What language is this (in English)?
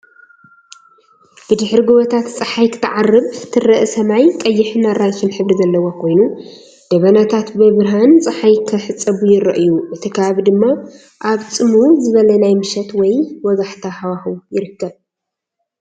Tigrinya